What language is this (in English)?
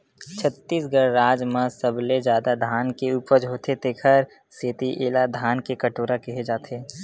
Chhattisgarhi